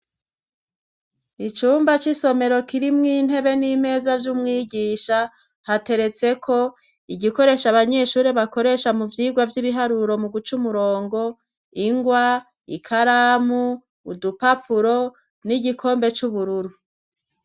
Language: Rundi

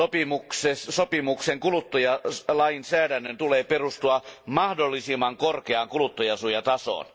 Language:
Finnish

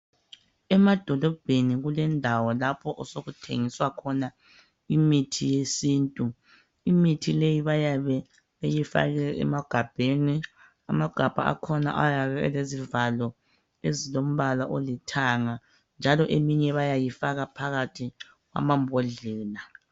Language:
North Ndebele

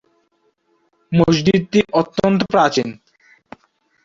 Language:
Bangla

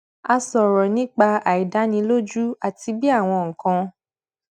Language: Yoruba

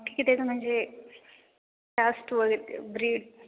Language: Marathi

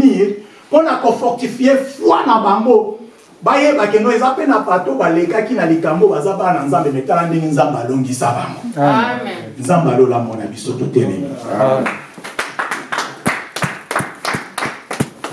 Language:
French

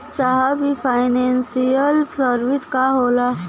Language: Bhojpuri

